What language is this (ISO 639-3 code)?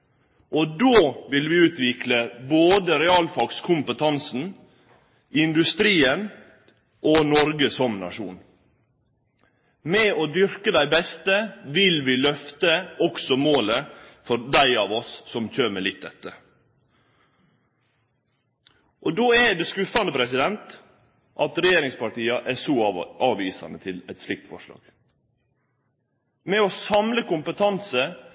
nno